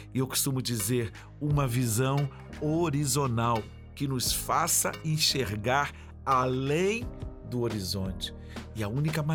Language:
Portuguese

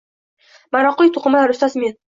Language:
Uzbek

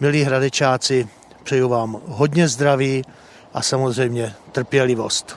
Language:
Czech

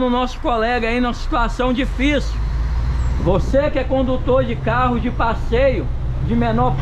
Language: Portuguese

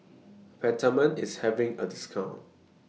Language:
English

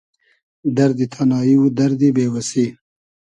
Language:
Hazaragi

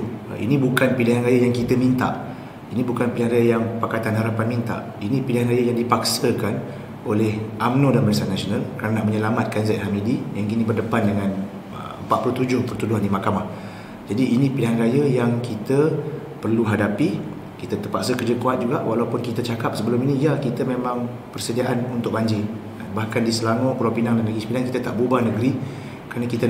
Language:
Malay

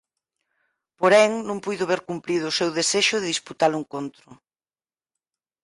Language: Galician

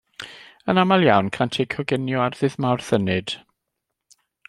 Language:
Welsh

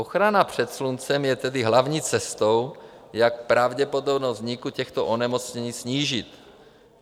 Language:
Czech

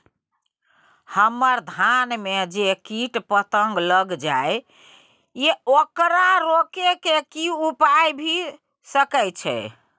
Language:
Maithili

